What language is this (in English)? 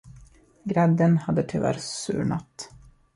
Swedish